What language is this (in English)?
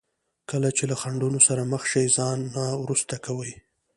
Pashto